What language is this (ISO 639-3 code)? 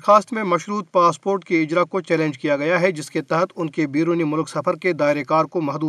urd